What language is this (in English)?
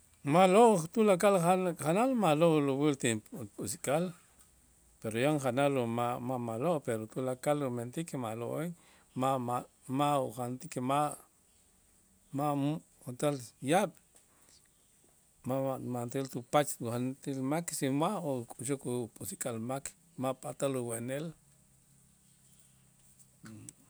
Itzá